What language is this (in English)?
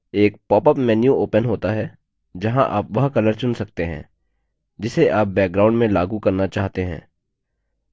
Hindi